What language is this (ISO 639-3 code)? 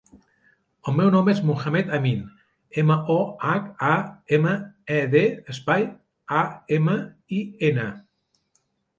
cat